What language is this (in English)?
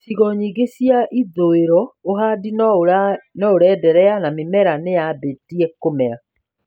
Kikuyu